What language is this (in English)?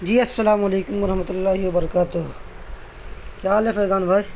Urdu